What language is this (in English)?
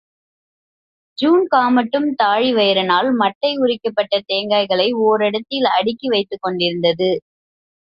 Tamil